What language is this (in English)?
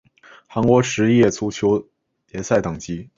Chinese